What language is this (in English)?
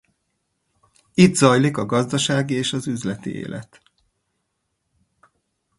Hungarian